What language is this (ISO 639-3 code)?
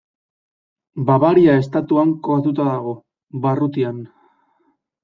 eus